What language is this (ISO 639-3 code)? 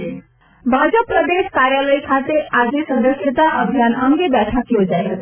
guj